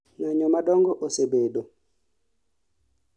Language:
Luo (Kenya and Tanzania)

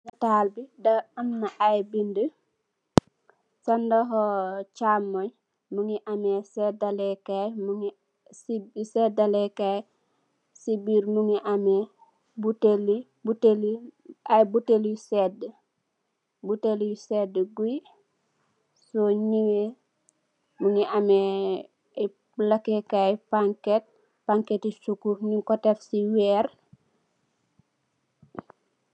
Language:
Wolof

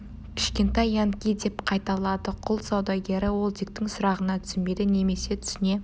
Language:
Kazakh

